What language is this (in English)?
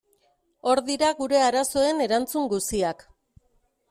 Basque